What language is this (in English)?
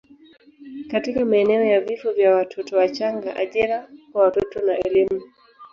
Swahili